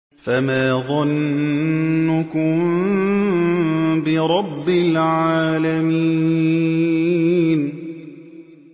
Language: Arabic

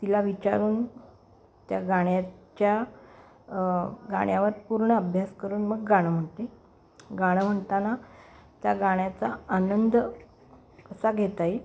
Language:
Marathi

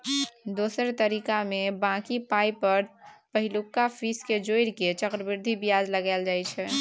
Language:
Maithili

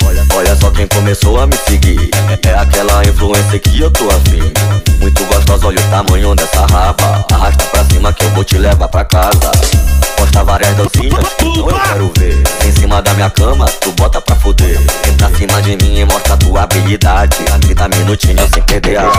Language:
Portuguese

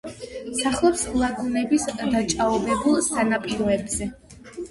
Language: Georgian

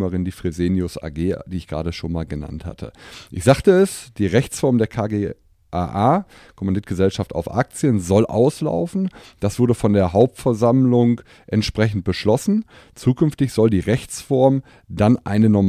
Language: German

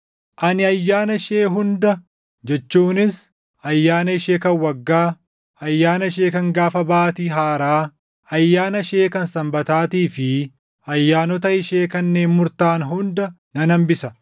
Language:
Oromo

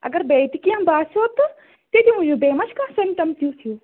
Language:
Kashmiri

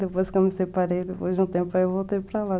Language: Portuguese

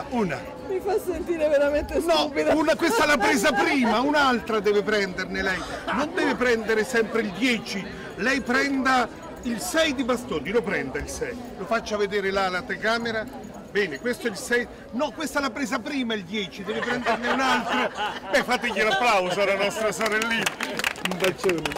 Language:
Italian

